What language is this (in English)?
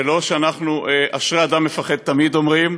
Hebrew